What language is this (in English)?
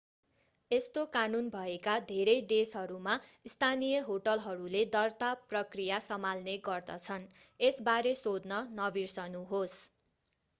Nepali